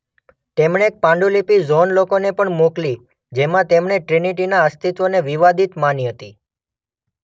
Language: Gujarati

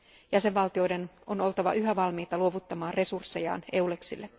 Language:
Finnish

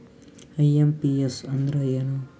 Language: Kannada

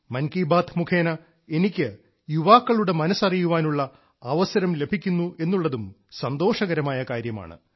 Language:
Malayalam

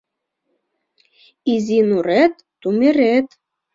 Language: Mari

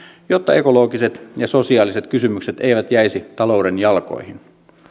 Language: Finnish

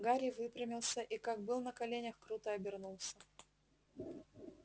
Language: Russian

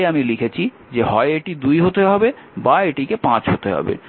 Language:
Bangla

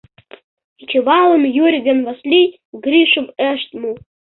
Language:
Mari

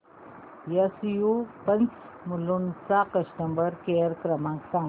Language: Marathi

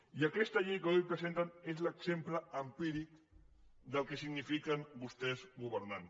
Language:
Catalan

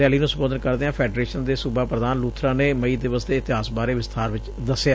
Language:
Punjabi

